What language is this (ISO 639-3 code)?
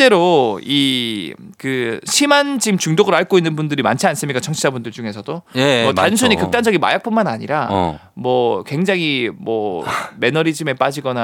kor